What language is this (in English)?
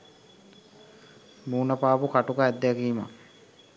Sinhala